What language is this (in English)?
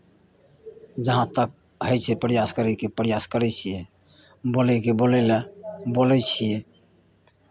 Maithili